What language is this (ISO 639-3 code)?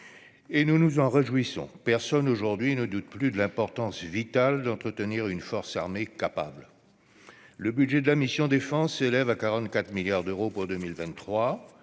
fra